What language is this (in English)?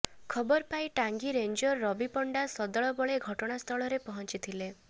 Odia